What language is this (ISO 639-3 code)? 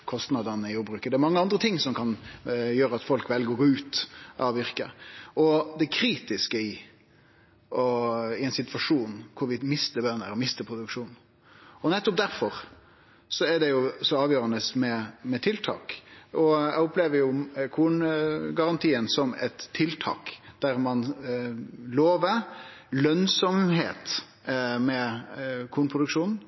nno